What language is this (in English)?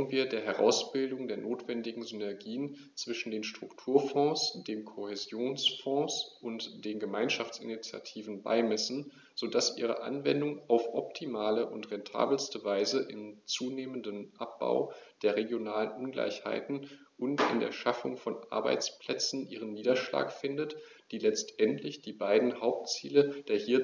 German